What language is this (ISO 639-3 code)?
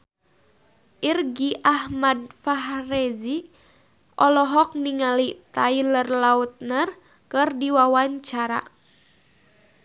sun